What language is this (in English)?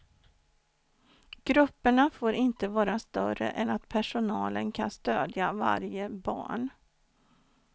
Swedish